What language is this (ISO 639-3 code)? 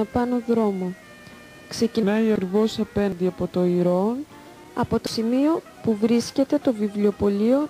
ell